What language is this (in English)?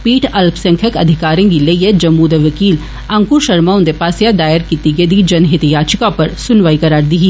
Dogri